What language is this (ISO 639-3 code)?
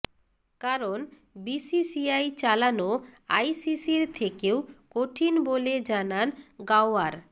ben